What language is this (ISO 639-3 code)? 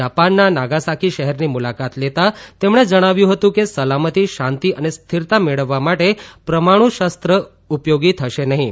guj